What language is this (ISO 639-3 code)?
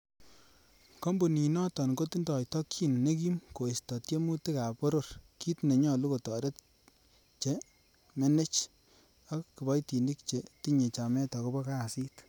kln